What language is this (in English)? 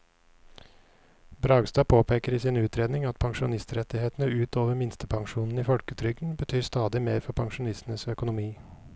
Norwegian